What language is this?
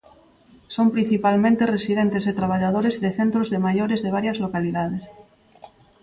Galician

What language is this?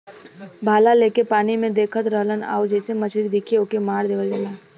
Bhojpuri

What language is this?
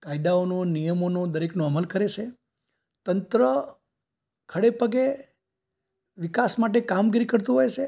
Gujarati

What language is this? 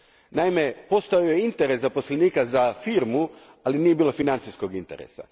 Croatian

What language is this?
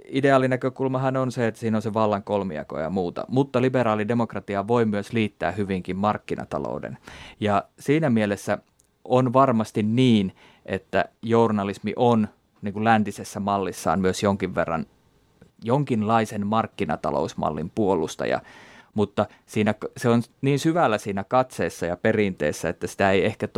Finnish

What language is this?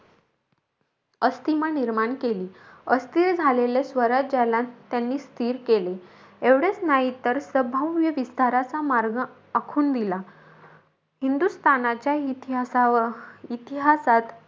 Marathi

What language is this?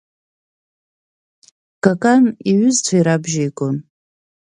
Abkhazian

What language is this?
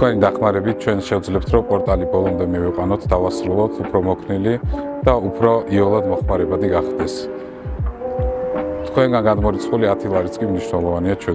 Romanian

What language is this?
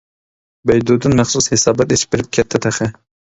Uyghur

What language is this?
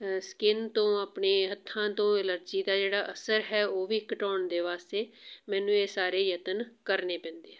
Punjabi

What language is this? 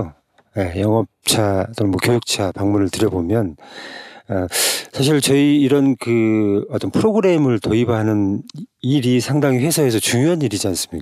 Korean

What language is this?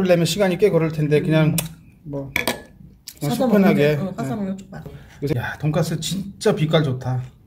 Korean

